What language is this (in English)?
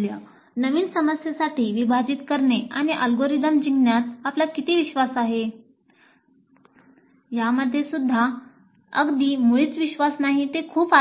Marathi